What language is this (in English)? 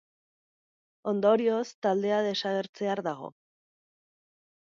Basque